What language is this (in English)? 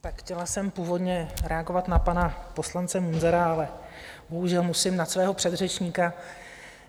Czech